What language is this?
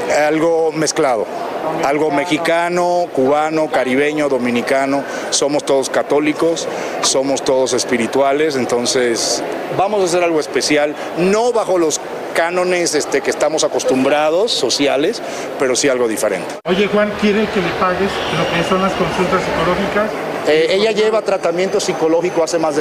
Spanish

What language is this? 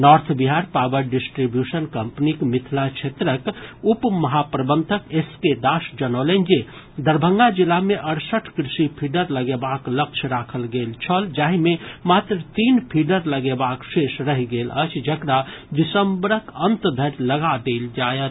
Maithili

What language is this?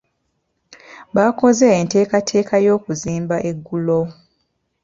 Ganda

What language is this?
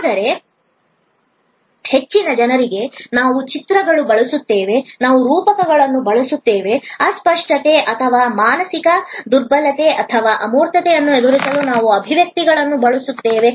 Kannada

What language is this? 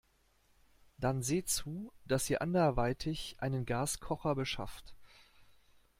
German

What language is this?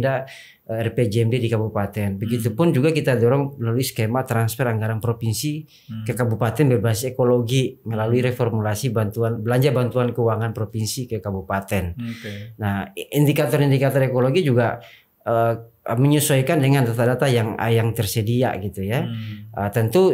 Indonesian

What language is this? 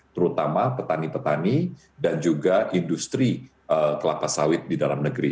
Indonesian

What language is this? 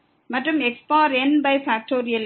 Tamil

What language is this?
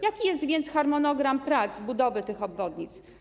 Polish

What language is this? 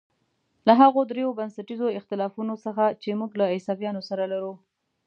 Pashto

